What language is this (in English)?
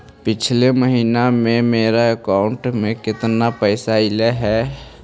Magahi